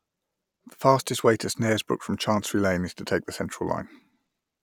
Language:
English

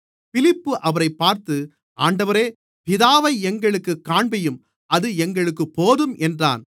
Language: Tamil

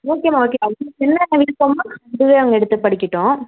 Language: Tamil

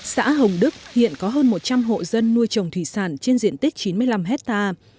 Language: Vietnamese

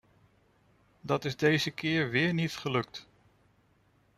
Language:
Dutch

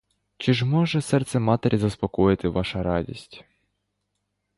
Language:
Ukrainian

